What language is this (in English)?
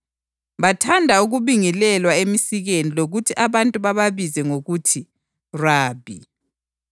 North Ndebele